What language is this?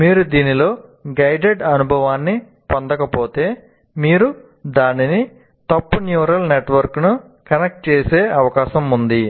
Telugu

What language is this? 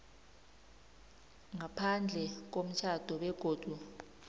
South Ndebele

